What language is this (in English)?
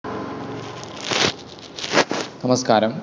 Malayalam